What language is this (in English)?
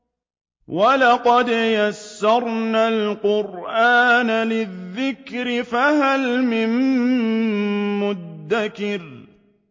Arabic